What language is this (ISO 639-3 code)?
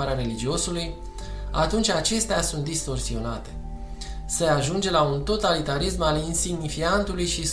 ron